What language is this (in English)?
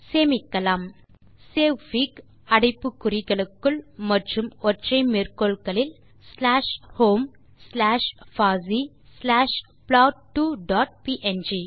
Tamil